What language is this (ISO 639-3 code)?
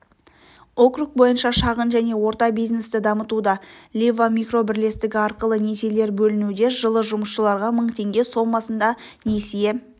kaz